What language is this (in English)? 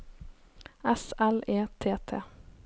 Norwegian